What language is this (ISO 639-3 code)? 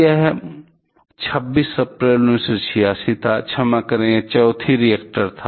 hin